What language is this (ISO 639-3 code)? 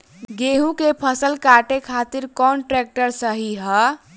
bho